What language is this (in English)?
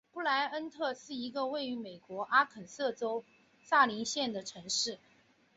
Chinese